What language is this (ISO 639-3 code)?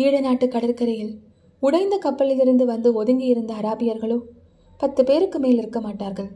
tam